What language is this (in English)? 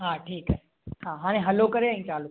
Sindhi